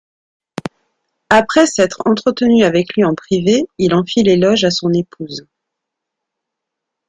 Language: French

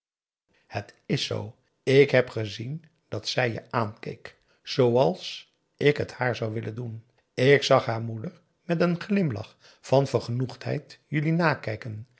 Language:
Dutch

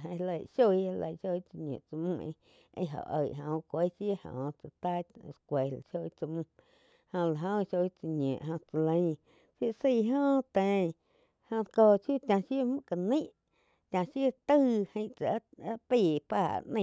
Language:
Quiotepec Chinantec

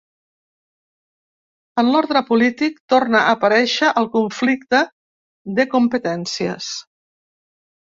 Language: Catalan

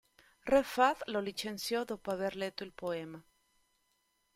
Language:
Italian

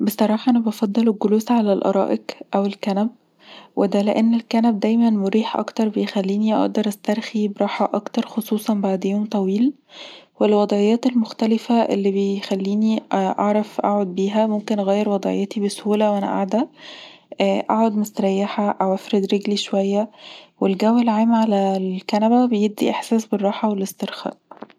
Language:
Egyptian Arabic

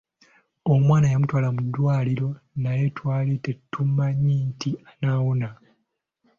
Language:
Ganda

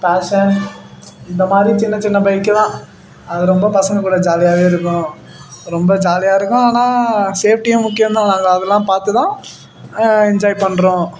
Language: Tamil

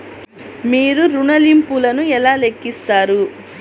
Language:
Telugu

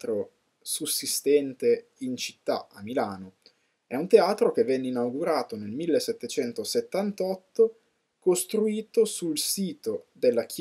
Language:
Italian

